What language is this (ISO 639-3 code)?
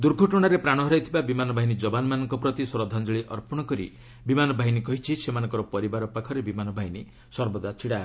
ori